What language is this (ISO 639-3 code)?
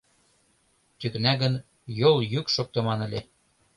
chm